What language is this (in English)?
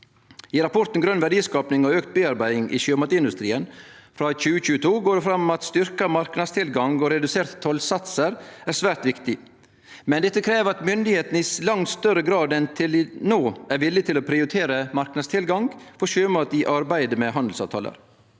Norwegian